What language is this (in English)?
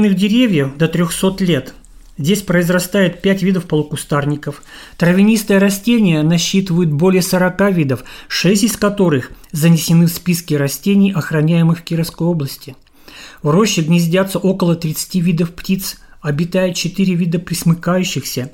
Russian